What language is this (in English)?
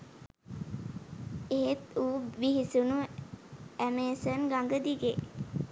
Sinhala